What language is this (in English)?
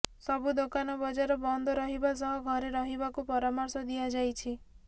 Odia